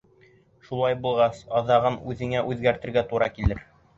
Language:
Bashkir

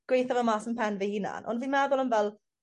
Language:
Welsh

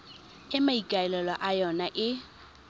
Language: Tswana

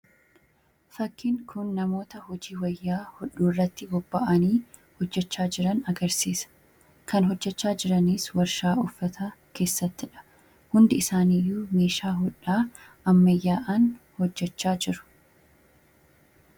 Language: Oromo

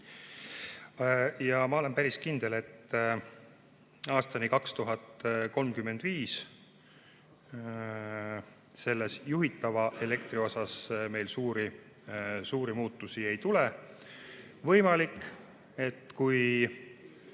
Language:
Estonian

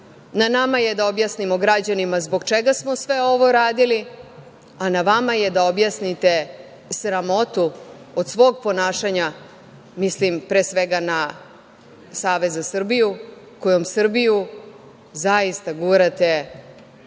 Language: Serbian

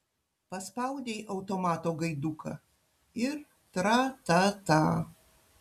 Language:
Lithuanian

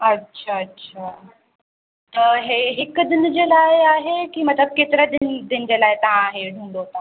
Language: Sindhi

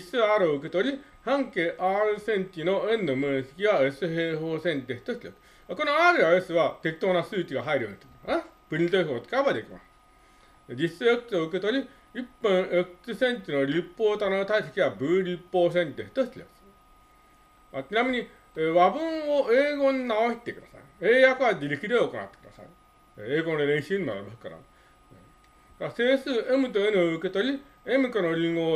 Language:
Japanese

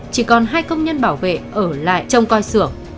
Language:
Vietnamese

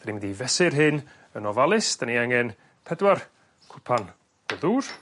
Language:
Welsh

